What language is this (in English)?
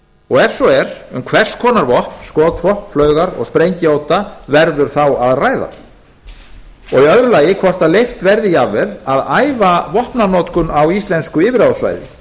Icelandic